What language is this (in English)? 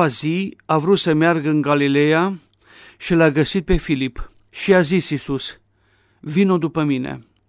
Romanian